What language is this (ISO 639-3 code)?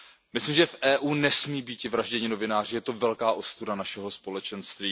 ces